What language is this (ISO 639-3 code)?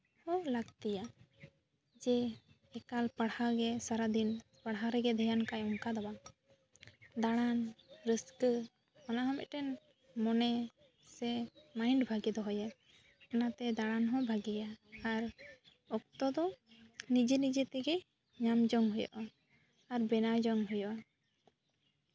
sat